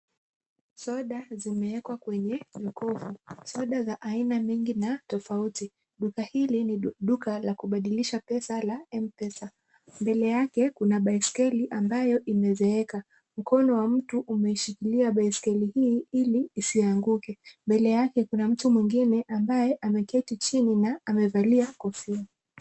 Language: Swahili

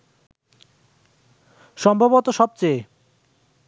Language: Bangla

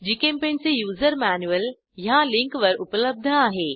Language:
Marathi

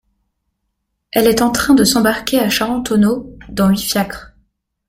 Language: French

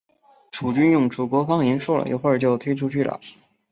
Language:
Chinese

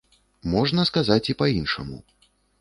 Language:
Belarusian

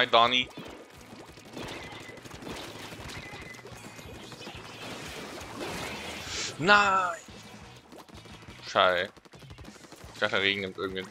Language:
German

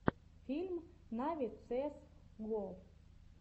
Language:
Russian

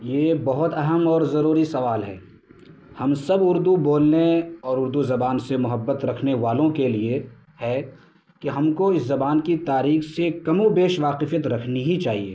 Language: Urdu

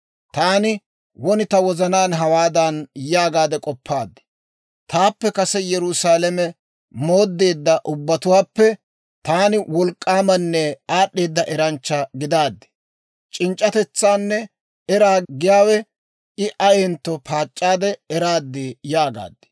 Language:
Dawro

